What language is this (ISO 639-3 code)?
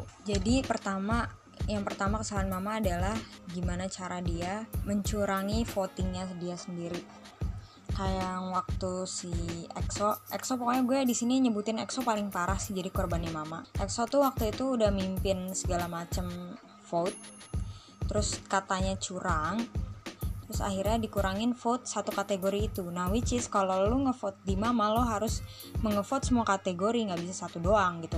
ind